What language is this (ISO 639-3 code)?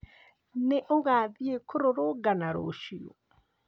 kik